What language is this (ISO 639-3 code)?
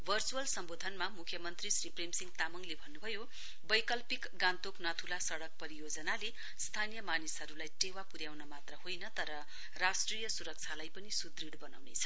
nep